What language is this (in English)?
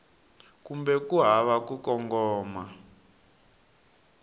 Tsonga